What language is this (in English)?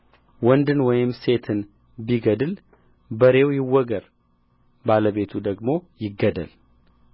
Amharic